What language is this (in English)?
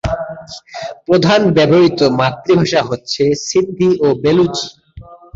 Bangla